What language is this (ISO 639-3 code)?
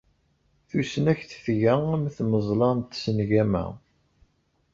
kab